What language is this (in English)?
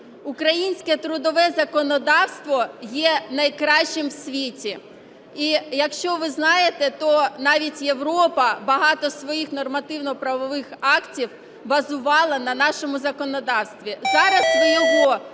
Ukrainian